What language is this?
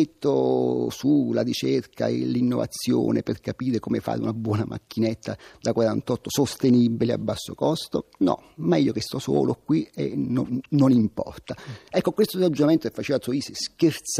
Italian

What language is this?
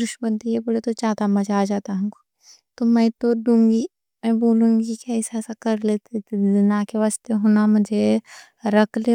Deccan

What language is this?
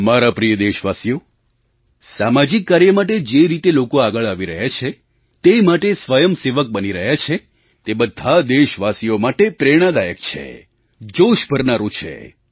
Gujarati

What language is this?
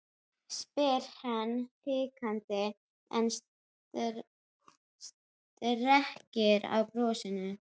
Icelandic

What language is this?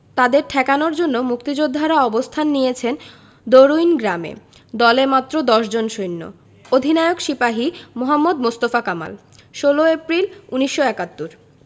Bangla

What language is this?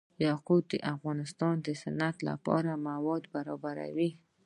Pashto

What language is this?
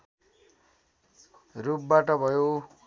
Nepali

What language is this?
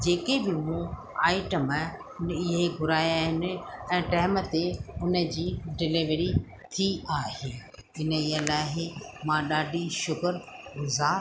Sindhi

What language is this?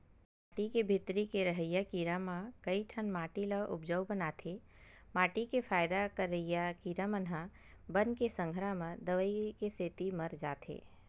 Chhattisgarhi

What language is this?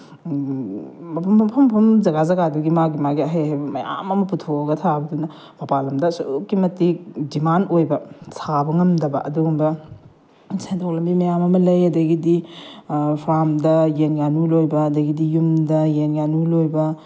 Manipuri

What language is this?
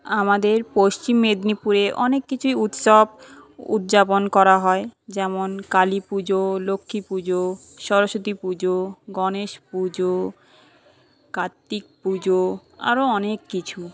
Bangla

